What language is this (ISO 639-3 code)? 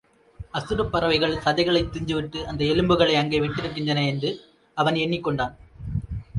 tam